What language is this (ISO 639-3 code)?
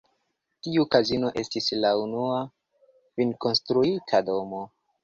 epo